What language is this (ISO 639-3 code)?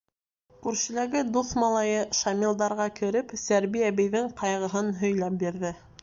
bak